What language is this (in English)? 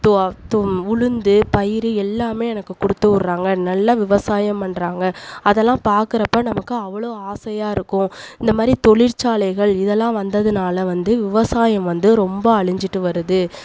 Tamil